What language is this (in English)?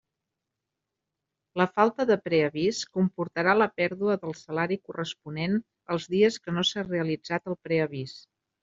Catalan